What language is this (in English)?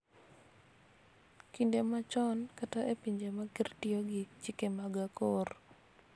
Luo (Kenya and Tanzania)